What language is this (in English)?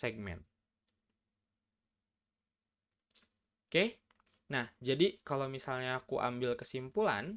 Indonesian